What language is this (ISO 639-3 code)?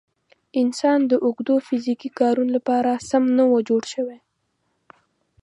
pus